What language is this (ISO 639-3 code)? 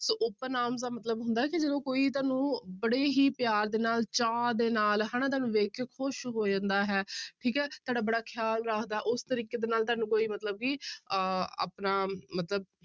pan